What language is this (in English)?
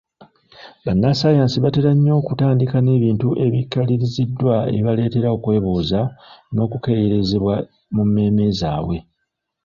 Ganda